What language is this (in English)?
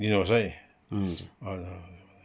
Nepali